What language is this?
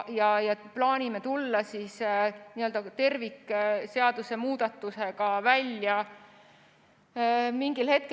Estonian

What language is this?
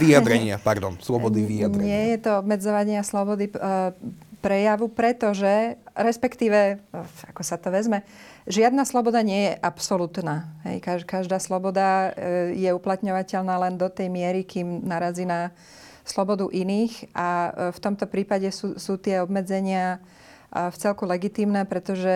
Slovak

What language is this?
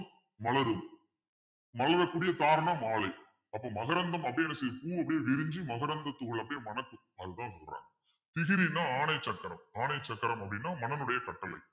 Tamil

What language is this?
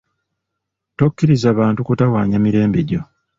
Ganda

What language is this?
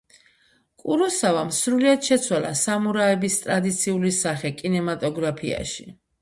Georgian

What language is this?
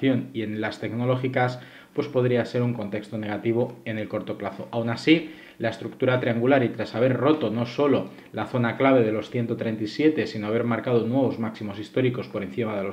Spanish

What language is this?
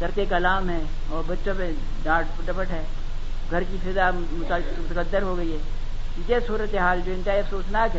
Urdu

